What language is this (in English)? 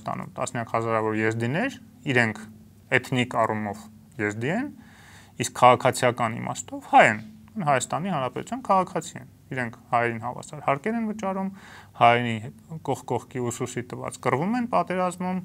Romanian